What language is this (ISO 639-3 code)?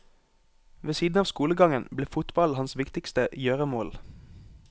nor